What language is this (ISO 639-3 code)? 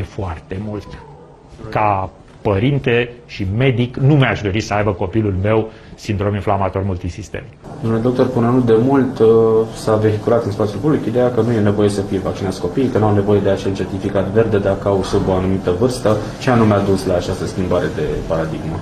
ron